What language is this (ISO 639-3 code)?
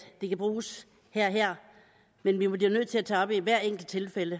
dan